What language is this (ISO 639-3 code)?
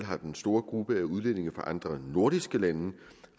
dan